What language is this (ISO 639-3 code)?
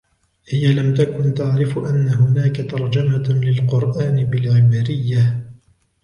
ara